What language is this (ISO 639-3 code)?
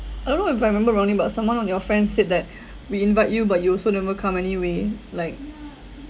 eng